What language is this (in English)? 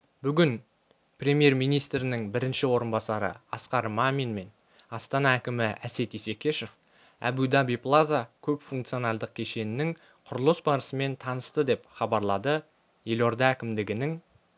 Kazakh